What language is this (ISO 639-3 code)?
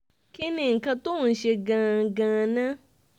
yor